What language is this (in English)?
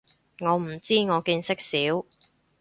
Cantonese